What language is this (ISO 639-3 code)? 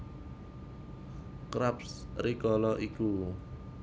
jav